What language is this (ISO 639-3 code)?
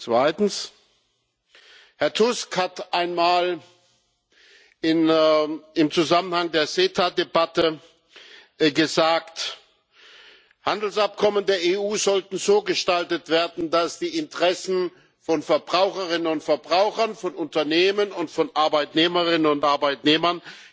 deu